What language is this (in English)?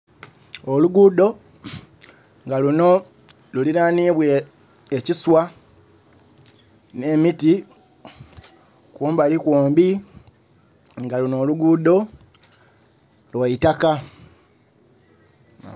Soga